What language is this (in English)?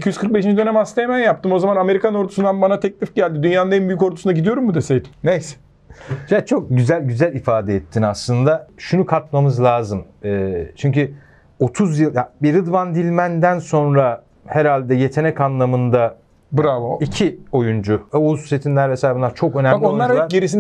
Turkish